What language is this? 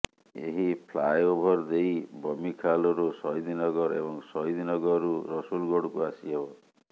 Odia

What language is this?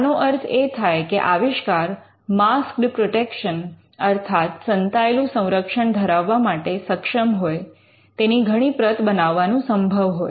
Gujarati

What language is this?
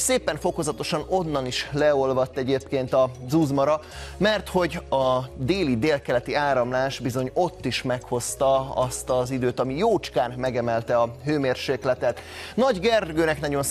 Hungarian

